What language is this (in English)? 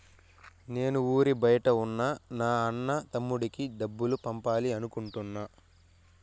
Telugu